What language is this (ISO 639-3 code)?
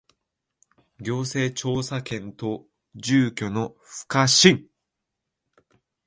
jpn